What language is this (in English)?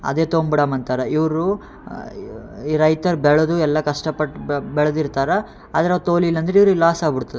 Kannada